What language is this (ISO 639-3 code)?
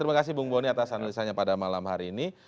ind